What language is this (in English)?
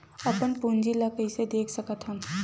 Chhattisgarhi